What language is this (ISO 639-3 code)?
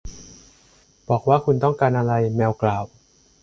tha